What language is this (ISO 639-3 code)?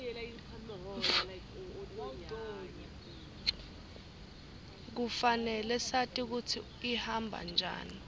ssw